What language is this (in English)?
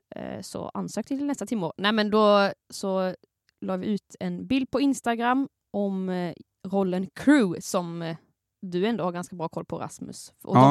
Swedish